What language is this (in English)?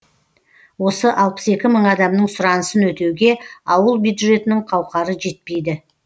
Kazakh